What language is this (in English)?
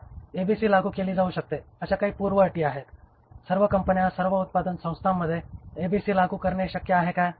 Marathi